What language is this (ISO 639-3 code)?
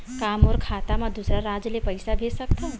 hne